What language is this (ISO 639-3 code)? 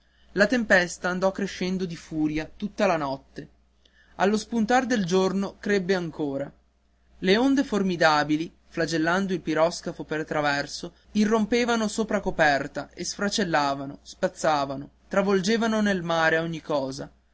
ita